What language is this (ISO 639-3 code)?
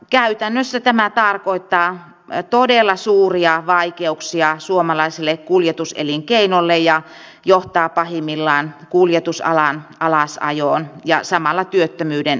fin